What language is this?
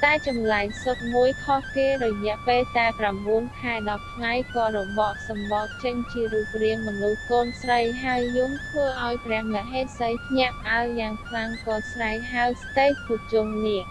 Khmer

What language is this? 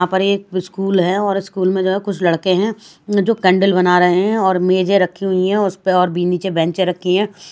Hindi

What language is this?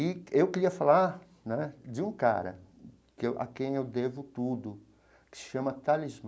Portuguese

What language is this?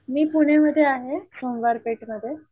Marathi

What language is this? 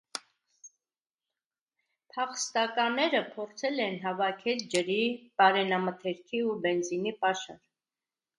Armenian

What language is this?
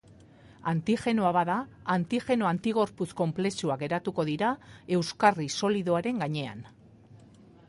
Basque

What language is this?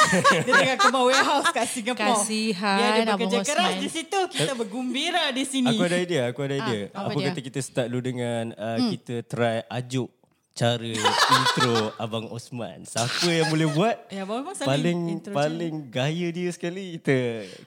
Malay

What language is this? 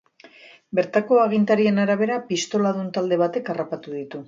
Basque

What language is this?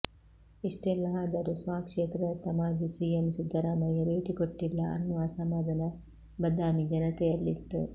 Kannada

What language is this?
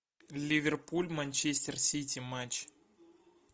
Russian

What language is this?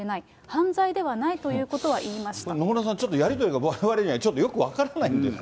Japanese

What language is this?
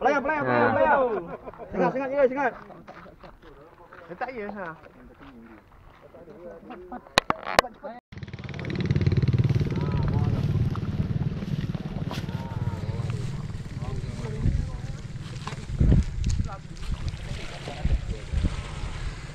Malay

